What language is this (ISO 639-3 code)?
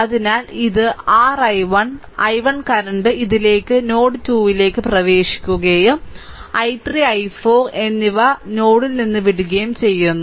mal